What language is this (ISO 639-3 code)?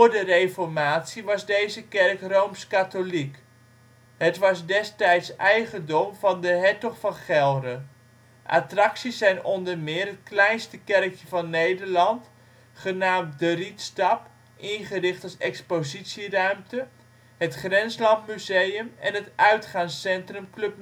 nld